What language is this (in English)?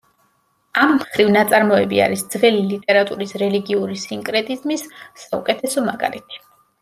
Georgian